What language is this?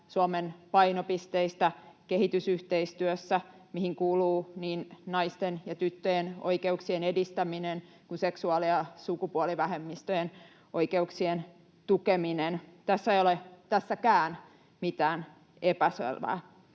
Finnish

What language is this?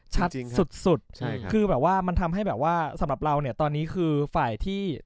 Thai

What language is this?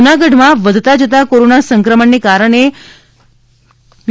Gujarati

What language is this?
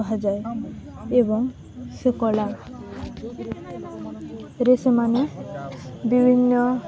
Odia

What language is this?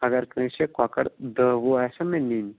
Kashmiri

